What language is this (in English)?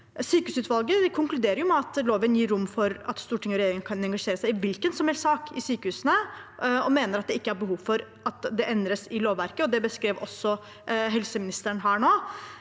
Norwegian